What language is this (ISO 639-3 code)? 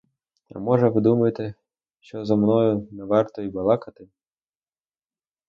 ukr